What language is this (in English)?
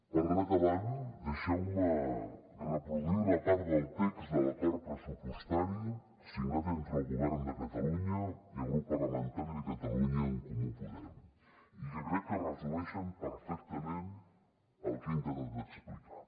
Catalan